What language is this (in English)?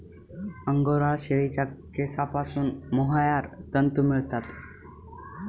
Marathi